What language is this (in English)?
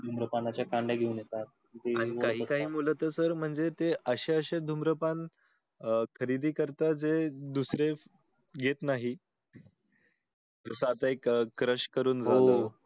Marathi